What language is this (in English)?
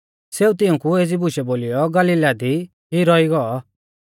Mahasu Pahari